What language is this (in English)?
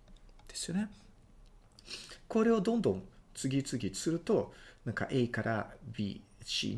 Japanese